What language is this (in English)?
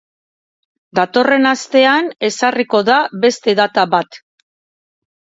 Basque